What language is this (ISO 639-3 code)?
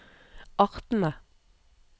nor